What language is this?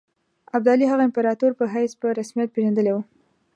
Pashto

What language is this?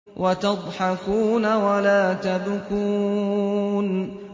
Arabic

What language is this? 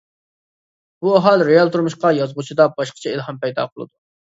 Uyghur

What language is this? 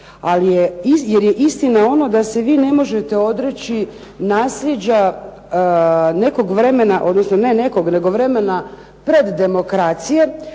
Croatian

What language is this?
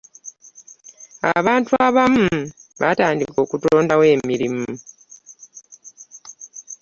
Ganda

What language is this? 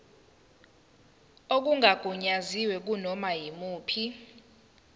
Zulu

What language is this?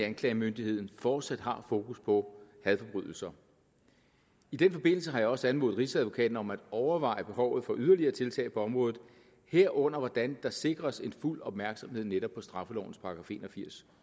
Danish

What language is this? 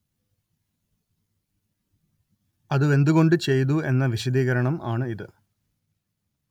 Malayalam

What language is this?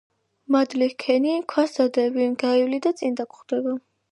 Georgian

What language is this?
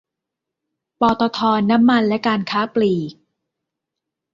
Thai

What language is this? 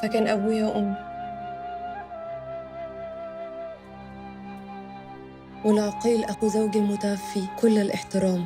Arabic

